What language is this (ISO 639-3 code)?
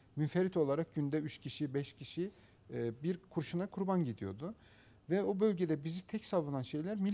tur